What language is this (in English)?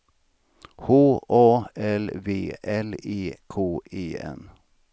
Swedish